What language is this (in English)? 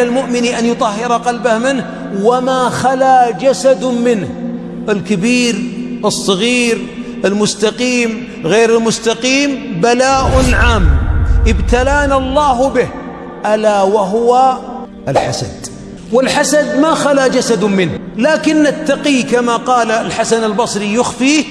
Arabic